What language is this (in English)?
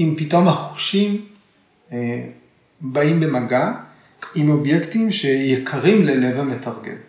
Hebrew